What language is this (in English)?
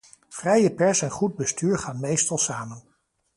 Dutch